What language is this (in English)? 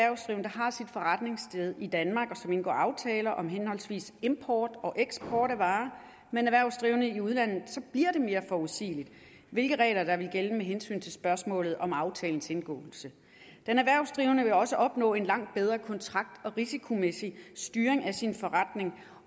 Danish